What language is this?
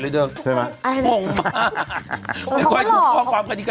Thai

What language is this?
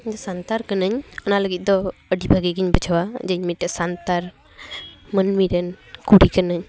Santali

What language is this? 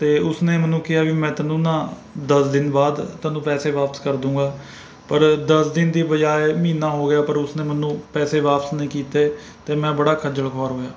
Punjabi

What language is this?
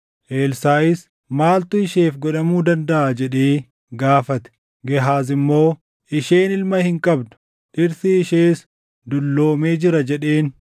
Oromo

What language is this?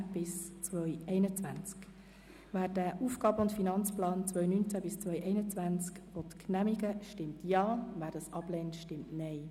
Swiss German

